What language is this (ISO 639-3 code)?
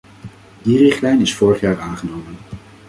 nld